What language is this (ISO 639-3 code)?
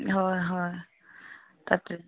asm